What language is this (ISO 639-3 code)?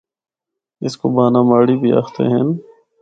hno